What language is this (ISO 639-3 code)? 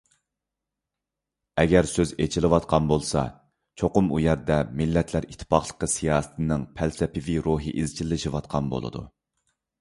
uig